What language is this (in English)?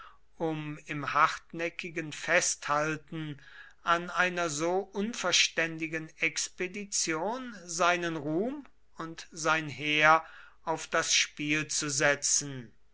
German